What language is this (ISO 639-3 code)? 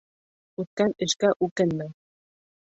bak